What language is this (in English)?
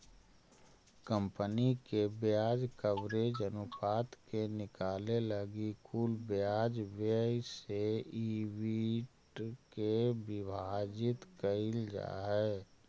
Magahi